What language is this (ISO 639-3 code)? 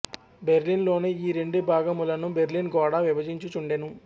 tel